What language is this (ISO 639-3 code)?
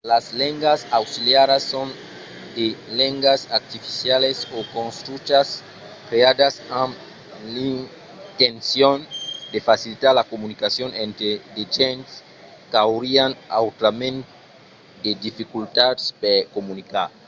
oci